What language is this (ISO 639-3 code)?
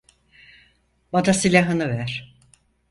tur